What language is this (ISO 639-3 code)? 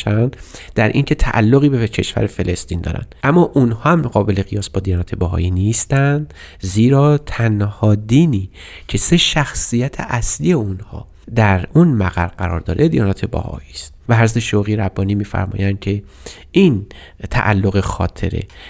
fas